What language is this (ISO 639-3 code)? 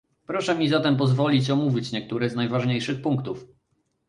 pol